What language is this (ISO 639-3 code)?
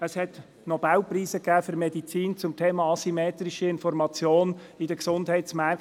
gsw